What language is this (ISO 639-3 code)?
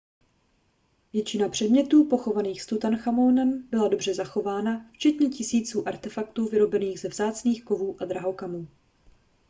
ces